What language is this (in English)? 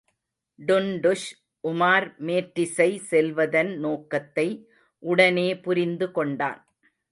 Tamil